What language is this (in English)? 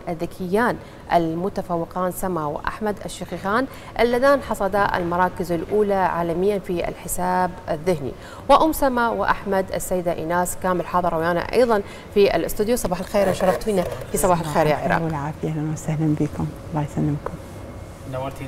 Arabic